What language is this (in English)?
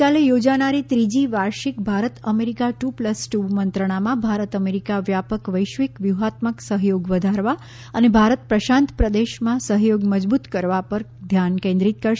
Gujarati